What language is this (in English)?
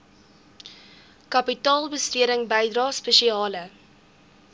Afrikaans